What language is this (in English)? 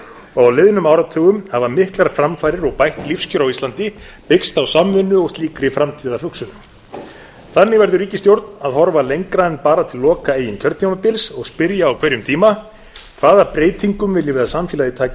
Icelandic